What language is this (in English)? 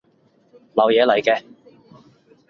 Cantonese